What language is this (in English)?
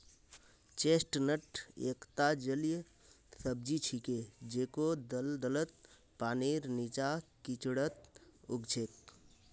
Magahi